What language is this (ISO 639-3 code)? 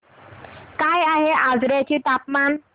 mar